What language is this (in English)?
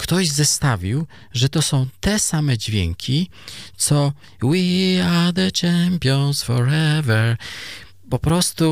Polish